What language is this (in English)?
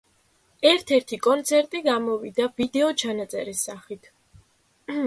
Georgian